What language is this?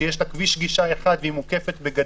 Hebrew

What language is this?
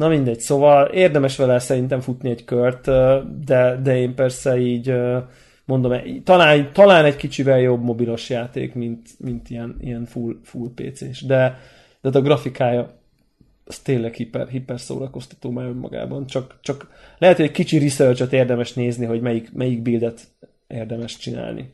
Hungarian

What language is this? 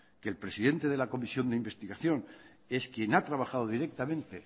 Spanish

